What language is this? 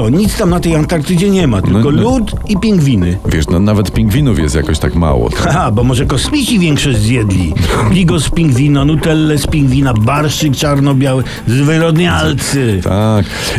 Polish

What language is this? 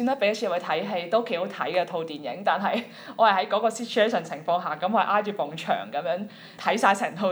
Chinese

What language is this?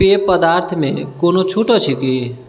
Maithili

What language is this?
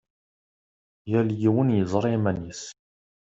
Kabyle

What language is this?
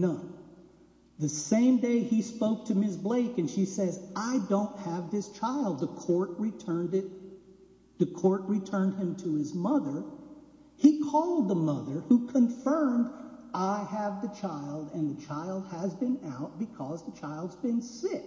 English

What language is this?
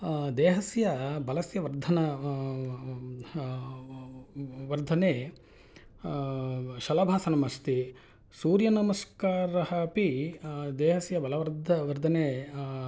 Sanskrit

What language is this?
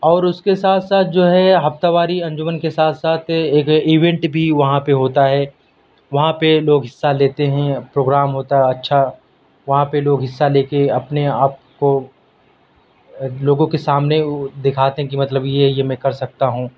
Urdu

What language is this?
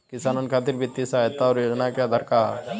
Bhojpuri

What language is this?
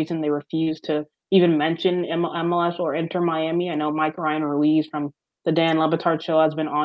English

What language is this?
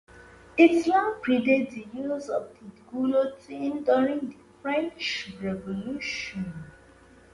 English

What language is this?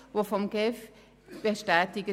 Swiss German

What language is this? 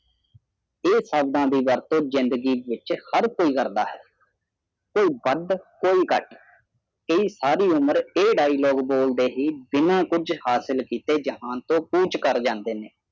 Punjabi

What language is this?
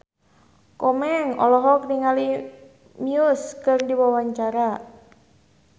Sundanese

